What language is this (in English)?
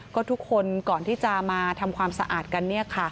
Thai